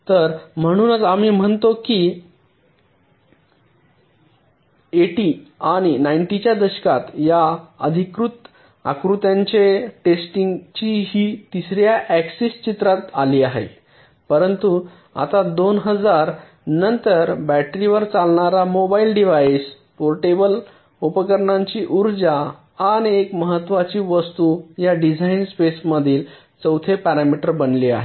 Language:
Marathi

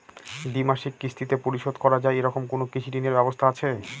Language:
Bangla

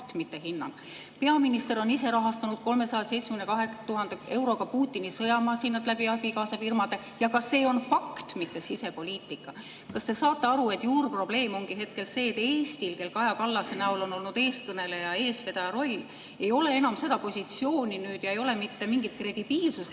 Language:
Estonian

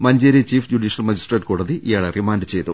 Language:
Malayalam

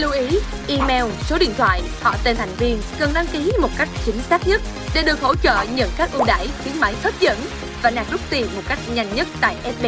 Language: Vietnamese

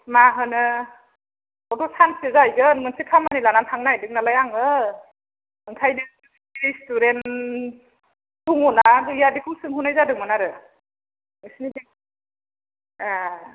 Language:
Bodo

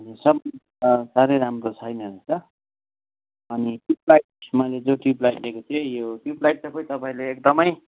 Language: Nepali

